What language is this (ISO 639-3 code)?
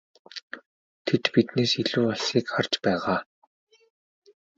mon